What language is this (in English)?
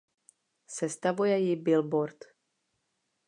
Czech